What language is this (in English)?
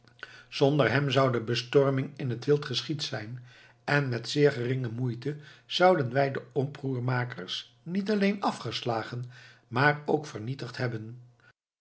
Dutch